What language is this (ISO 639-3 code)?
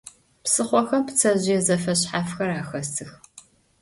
ady